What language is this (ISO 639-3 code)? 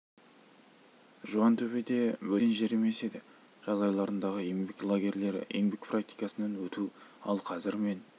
kaz